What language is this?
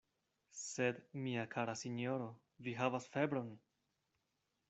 Esperanto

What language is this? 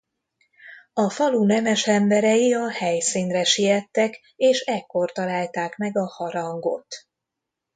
Hungarian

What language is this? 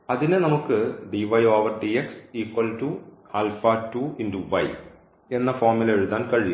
Malayalam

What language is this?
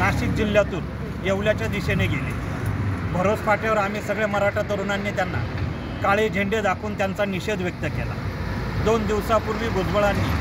Marathi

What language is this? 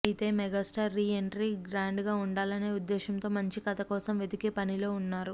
Telugu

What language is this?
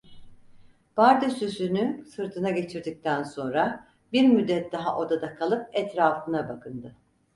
Turkish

